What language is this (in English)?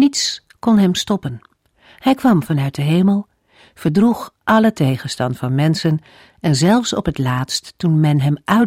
Dutch